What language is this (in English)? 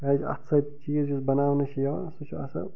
Kashmiri